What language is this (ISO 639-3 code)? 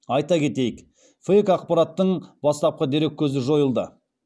kaz